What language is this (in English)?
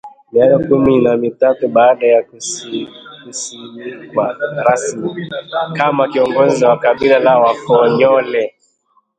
Swahili